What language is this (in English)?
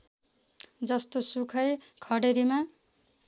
Nepali